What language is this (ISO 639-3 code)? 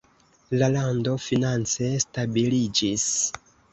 epo